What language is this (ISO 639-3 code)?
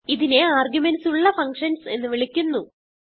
mal